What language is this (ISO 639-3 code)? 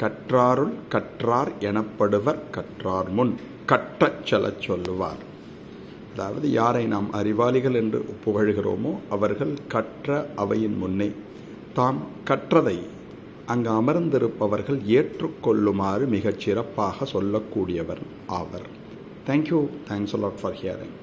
ron